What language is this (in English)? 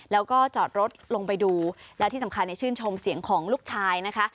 Thai